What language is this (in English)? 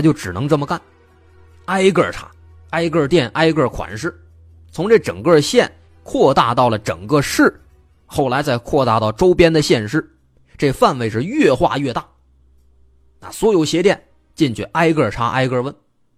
Chinese